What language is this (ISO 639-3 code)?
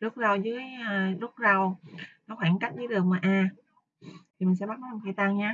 vie